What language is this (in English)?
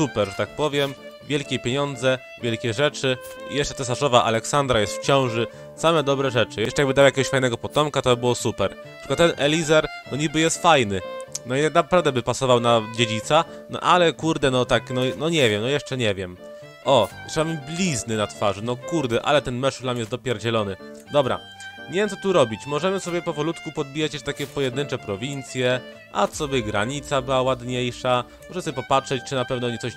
Polish